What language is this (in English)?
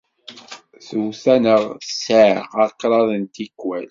Kabyle